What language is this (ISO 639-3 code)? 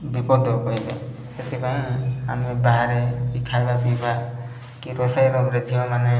ori